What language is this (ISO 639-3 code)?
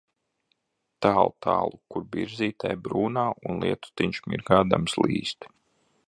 lav